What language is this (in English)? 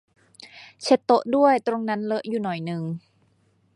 Thai